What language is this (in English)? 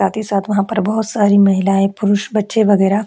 Hindi